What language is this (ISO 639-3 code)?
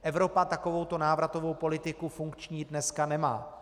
ces